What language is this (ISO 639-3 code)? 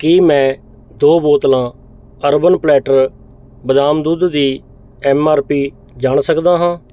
pan